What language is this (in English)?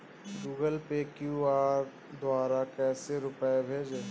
Hindi